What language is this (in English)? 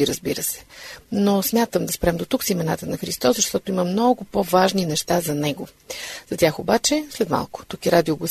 Bulgarian